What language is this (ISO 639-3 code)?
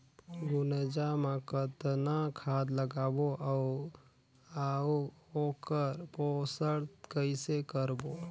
hne